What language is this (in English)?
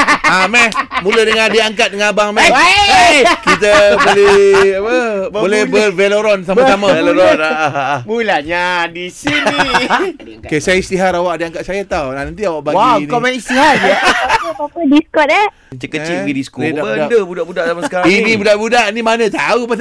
Malay